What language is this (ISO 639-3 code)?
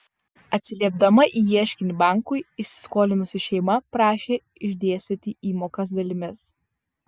lit